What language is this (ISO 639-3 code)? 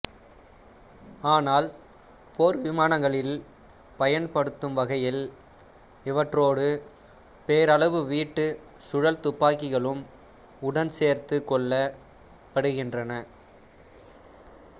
tam